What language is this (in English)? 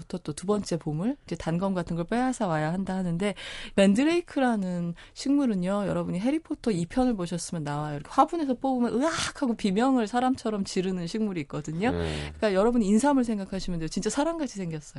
Korean